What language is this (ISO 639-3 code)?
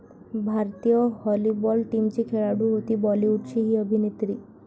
mar